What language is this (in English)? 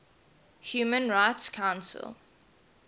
English